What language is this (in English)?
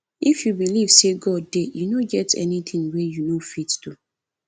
Nigerian Pidgin